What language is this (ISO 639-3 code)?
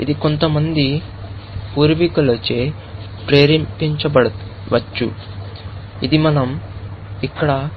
tel